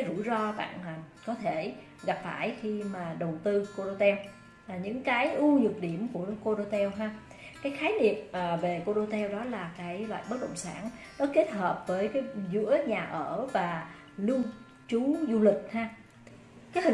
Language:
Vietnamese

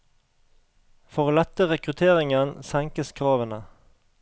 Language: Norwegian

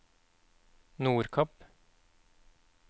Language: Norwegian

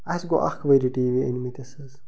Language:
Kashmiri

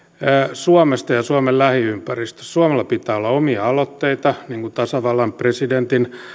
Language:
Finnish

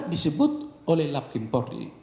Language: Indonesian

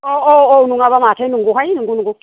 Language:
Bodo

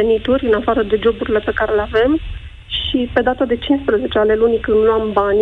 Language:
Romanian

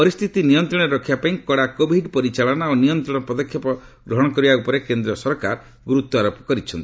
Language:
Odia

